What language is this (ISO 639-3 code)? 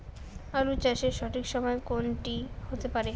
ben